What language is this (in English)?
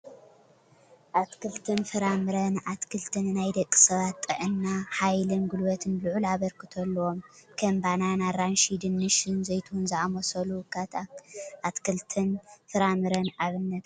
Tigrinya